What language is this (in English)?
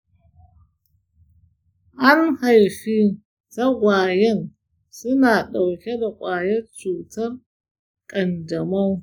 Hausa